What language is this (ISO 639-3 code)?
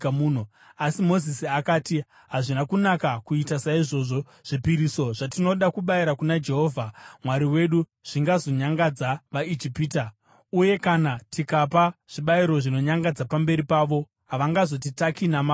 sna